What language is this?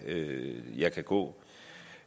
Danish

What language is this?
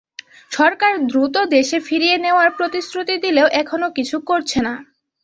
Bangla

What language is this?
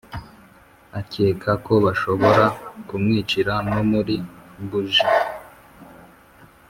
Kinyarwanda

